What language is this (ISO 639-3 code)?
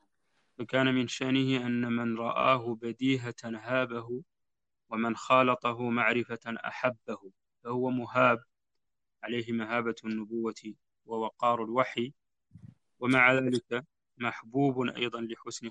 ara